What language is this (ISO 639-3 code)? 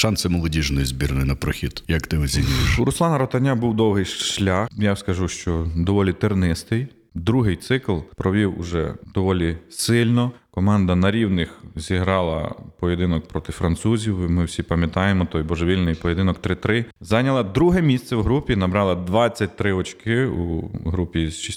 ukr